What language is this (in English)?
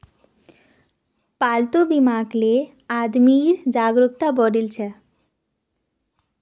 Magahi